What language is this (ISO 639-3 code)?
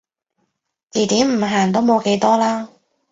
yue